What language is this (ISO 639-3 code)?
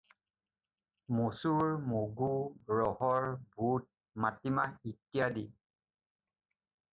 asm